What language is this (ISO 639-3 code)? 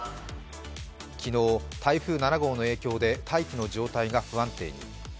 jpn